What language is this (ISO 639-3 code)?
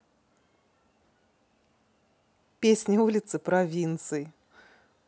rus